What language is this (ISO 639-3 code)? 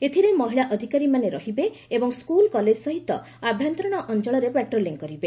ori